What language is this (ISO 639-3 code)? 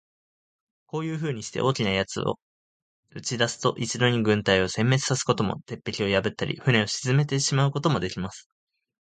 jpn